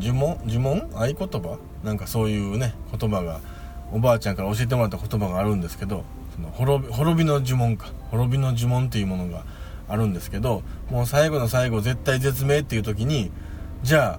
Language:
Japanese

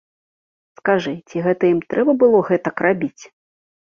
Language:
Belarusian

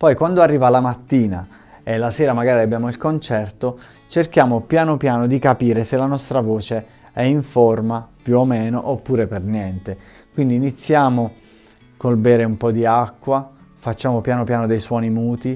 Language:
Italian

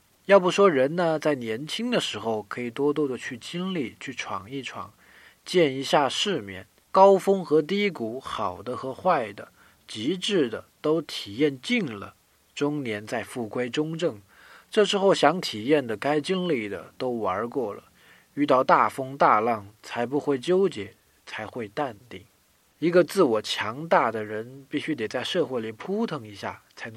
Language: Chinese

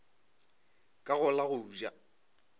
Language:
Northern Sotho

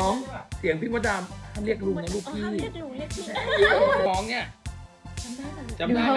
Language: Thai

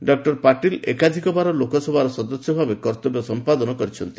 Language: Odia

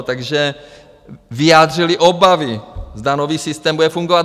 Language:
Czech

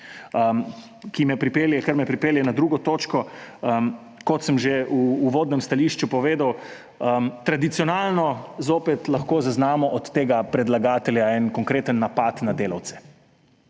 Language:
Slovenian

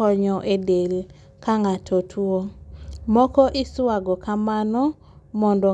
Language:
Luo (Kenya and Tanzania)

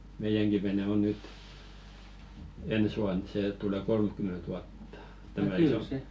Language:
Finnish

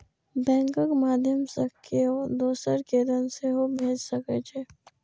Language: Maithili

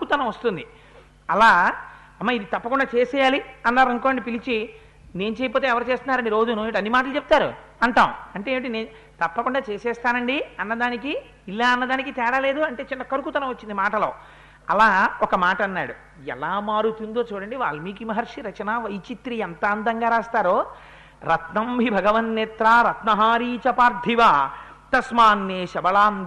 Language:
Telugu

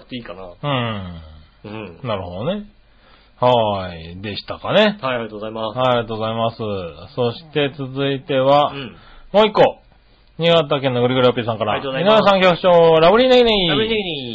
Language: Japanese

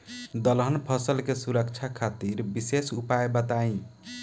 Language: Bhojpuri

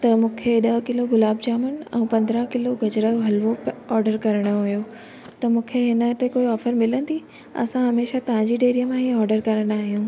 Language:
Sindhi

